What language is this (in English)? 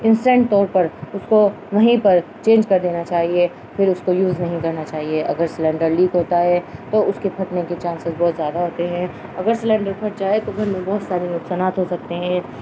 Urdu